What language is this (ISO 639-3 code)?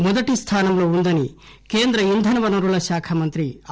tel